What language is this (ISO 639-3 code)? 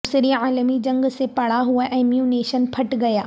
urd